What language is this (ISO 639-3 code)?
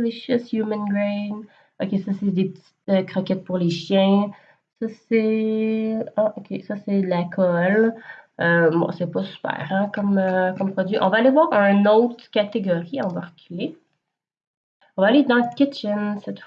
fra